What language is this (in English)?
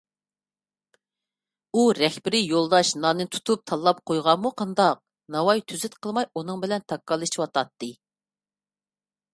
Uyghur